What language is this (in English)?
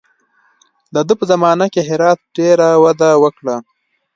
Pashto